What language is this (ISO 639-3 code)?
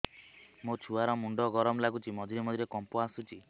ori